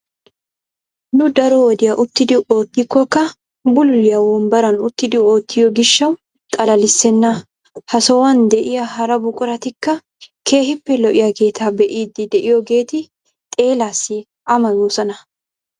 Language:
Wolaytta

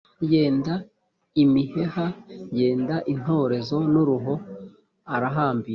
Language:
Kinyarwanda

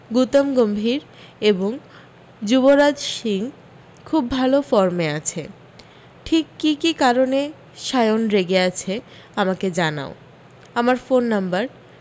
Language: Bangla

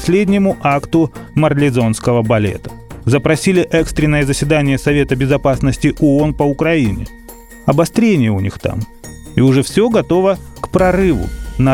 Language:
Russian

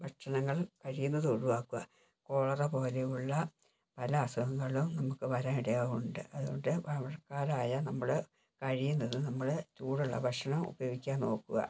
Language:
Malayalam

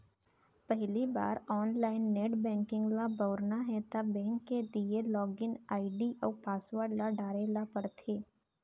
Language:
Chhattisgarhi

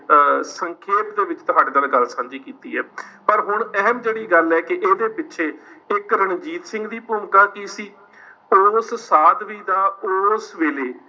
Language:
Punjabi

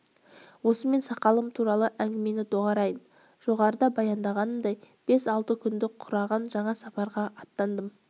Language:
Kazakh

